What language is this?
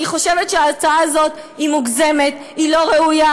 Hebrew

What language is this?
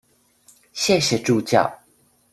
Chinese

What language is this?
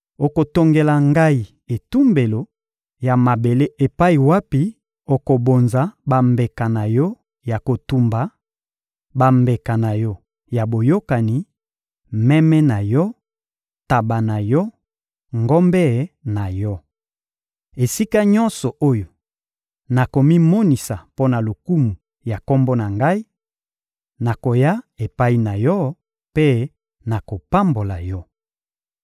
Lingala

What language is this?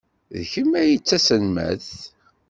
Kabyle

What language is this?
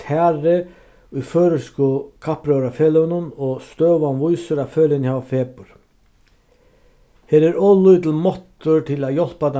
Faroese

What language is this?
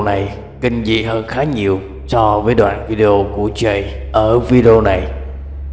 Vietnamese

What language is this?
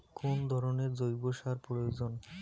Bangla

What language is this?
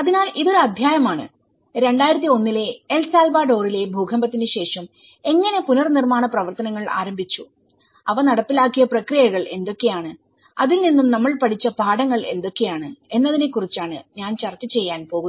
Malayalam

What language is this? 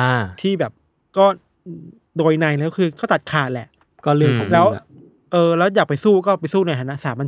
Thai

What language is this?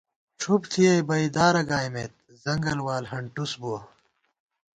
Gawar-Bati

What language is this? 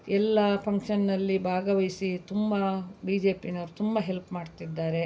Kannada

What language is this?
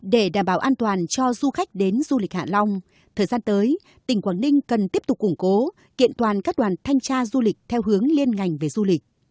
Vietnamese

